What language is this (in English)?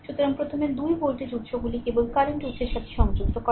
Bangla